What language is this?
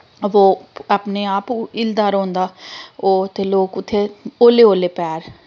Dogri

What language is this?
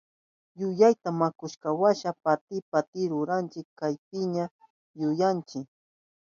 Southern Pastaza Quechua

